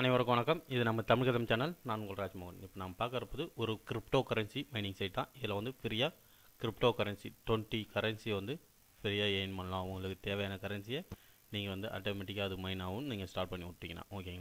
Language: Indonesian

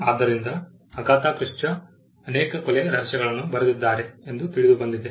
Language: Kannada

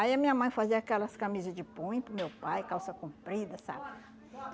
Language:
Portuguese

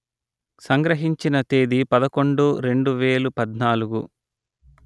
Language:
Telugu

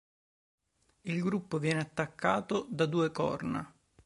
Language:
Italian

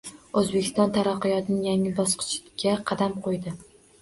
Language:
Uzbek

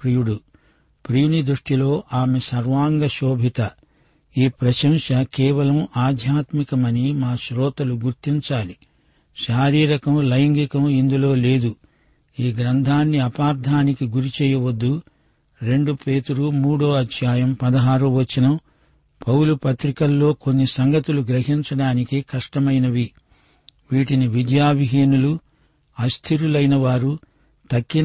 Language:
Telugu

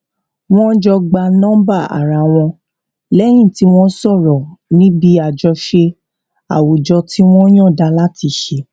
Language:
Yoruba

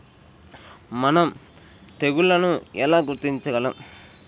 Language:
Telugu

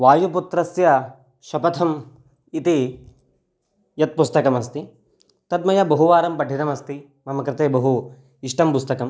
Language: Sanskrit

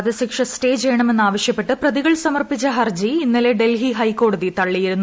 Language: Malayalam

